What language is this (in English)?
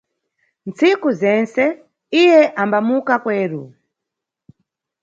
Nyungwe